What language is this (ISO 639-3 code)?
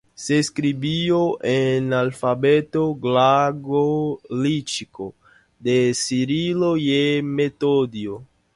spa